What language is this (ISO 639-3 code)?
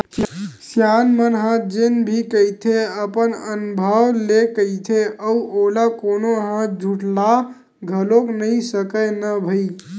hne